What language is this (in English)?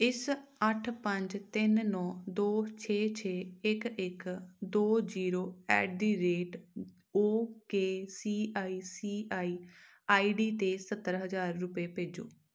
Punjabi